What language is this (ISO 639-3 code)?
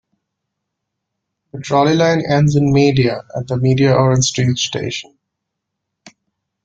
eng